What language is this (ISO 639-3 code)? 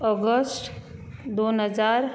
kok